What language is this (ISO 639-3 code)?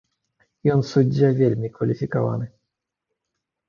bel